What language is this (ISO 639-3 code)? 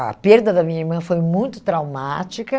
por